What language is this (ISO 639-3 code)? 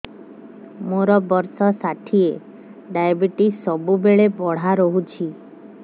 ori